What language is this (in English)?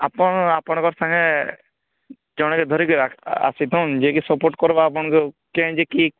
Odia